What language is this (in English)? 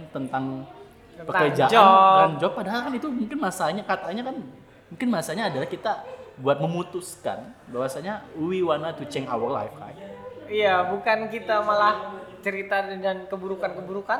Indonesian